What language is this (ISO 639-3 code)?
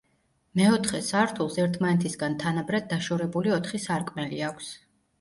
kat